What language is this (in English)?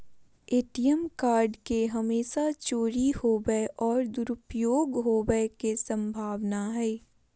Magahi